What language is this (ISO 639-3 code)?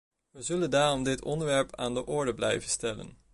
nld